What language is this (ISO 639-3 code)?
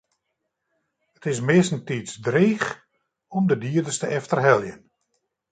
fry